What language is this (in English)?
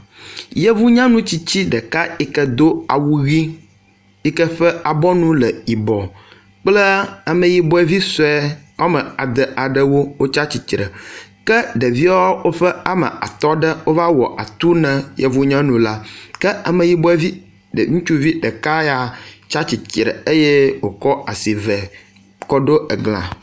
Ewe